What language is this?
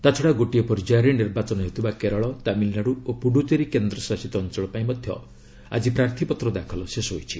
Odia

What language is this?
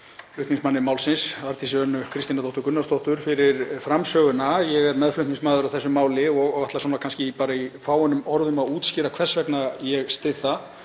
Icelandic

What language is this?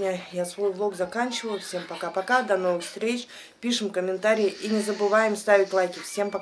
Russian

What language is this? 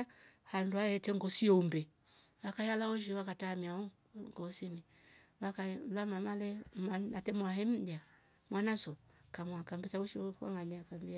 Rombo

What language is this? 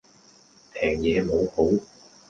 Cantonese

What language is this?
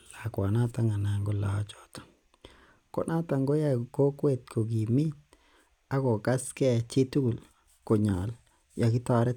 Kalenjin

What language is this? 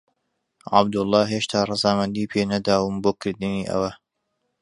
Central Kurdish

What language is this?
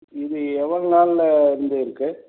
Tamil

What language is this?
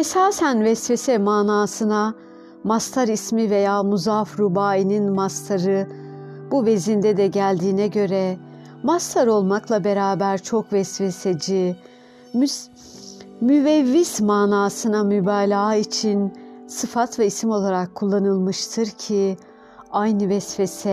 Turkish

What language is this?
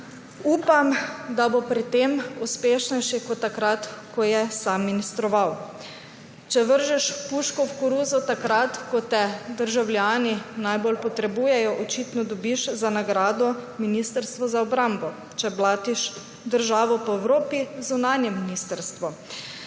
Slovenian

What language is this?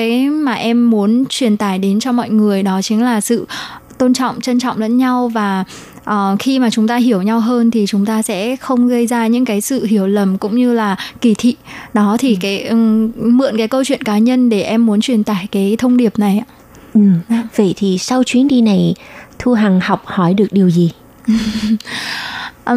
Vietnamese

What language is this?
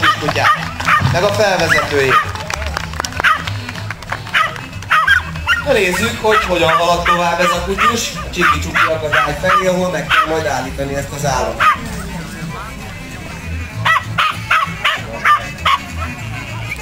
Hungarian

